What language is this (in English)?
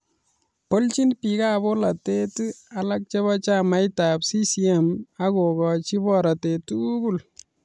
Kalenjin